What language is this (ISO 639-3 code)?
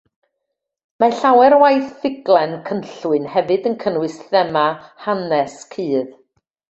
cym